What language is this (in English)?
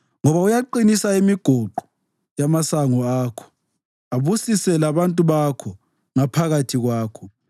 North Ndebele